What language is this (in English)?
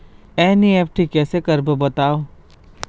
Chhattisgarhi